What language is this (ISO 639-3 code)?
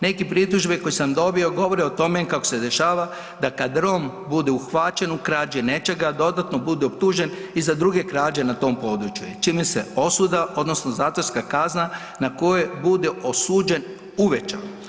hrv